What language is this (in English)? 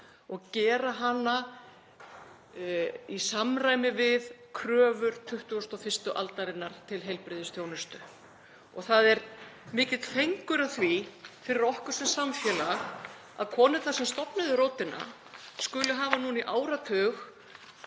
Icelandic